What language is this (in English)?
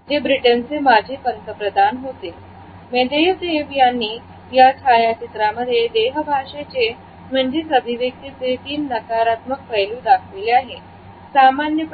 Marathi